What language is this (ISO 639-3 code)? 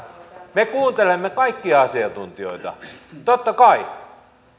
fin